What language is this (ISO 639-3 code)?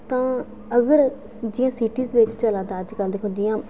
doi